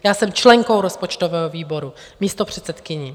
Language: Czech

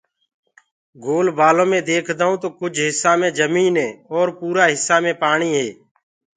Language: Gurgula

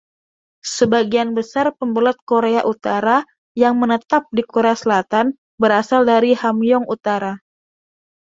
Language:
Indonesian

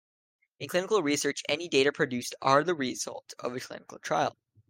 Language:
English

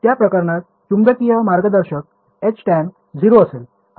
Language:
Marathi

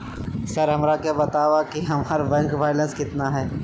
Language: Magahi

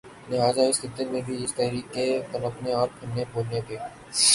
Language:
Urdu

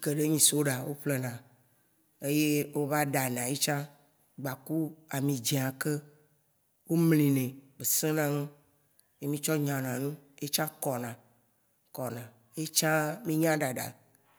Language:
Waci Gbe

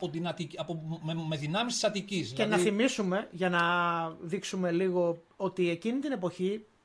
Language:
Greek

